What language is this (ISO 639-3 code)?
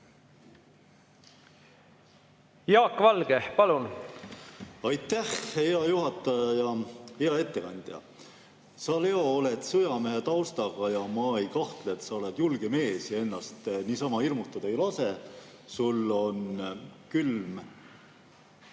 est